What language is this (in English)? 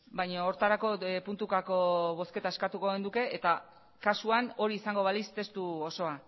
Basque